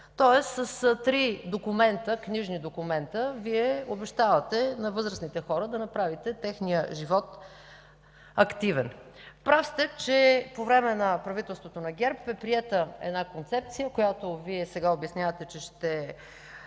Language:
Bulgarian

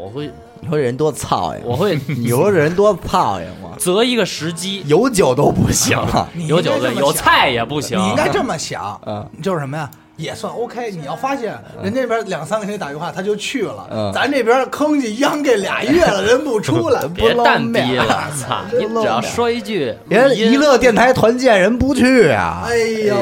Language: Chinese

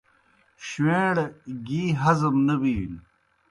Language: Kohistani Shina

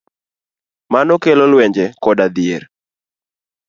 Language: Luo (Kenya and Tanzania)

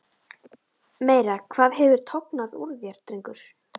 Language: Icelandic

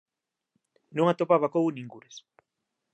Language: Galician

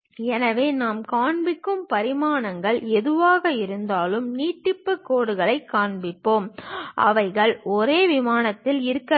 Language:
Tamil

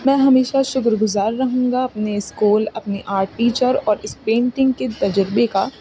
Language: Urdu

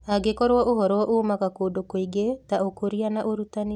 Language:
Kikuyu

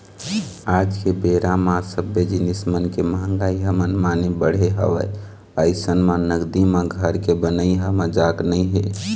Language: Chhattisgarhi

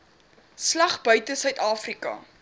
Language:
Afrikaans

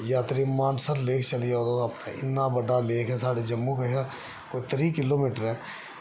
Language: Dogri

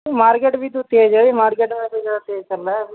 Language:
Urdu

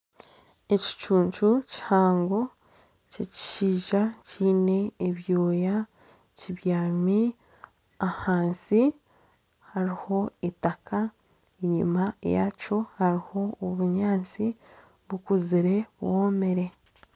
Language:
Nyankole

